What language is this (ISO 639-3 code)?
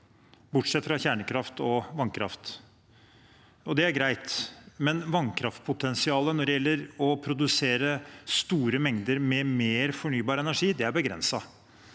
nor